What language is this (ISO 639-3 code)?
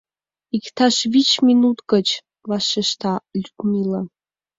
chm